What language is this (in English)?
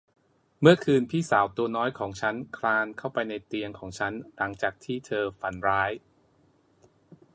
Thai